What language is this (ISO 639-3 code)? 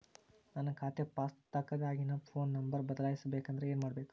kan